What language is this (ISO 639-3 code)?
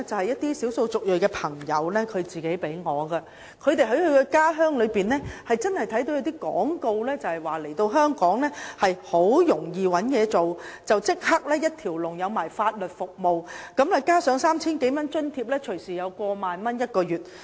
yue